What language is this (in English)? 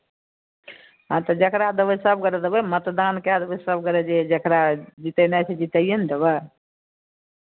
Maithili